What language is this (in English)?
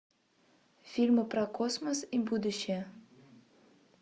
Russian